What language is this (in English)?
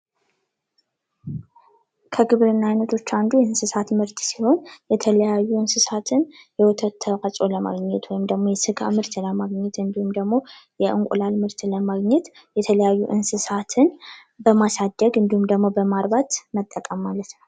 Amharic